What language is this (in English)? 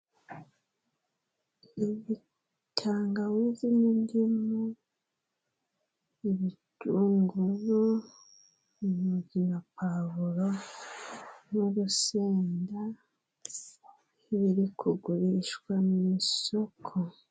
Kinyarwanda